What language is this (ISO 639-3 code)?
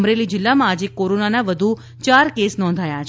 guj